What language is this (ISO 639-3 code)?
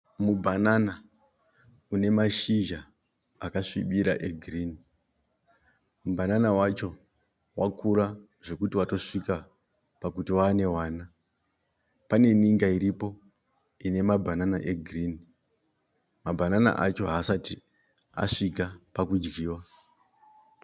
sna